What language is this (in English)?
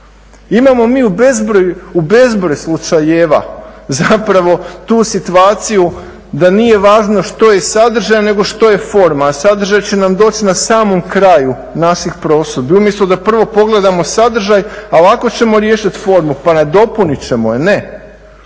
Croatian